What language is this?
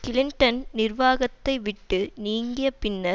Tamil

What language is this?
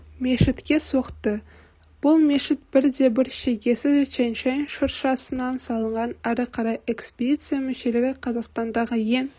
Kazakh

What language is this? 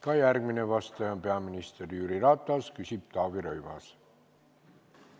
Estonian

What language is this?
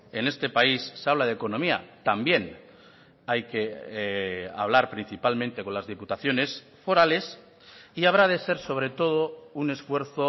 Spanish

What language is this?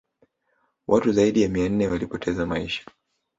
Swahili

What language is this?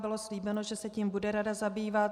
Czech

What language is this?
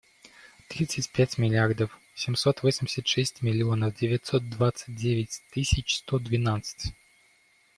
Russian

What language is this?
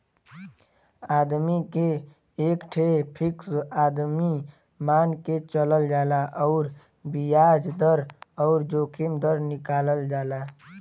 Bhojpuri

